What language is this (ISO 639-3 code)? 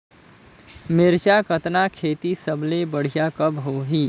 hne